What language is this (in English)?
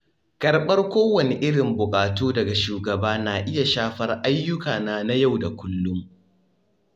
Hausa